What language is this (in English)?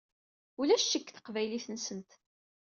Kabyle